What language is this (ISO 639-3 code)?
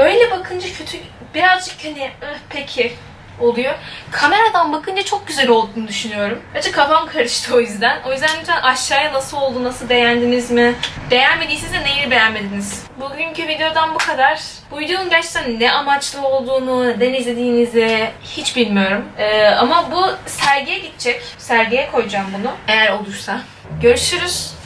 tur